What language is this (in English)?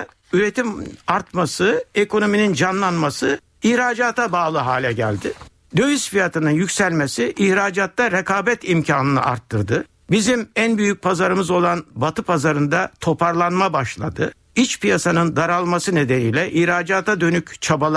Turkish